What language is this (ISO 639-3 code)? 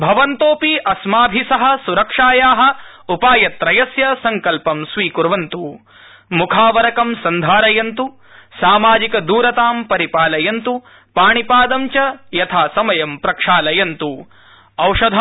san